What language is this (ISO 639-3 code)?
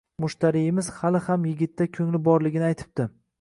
uzb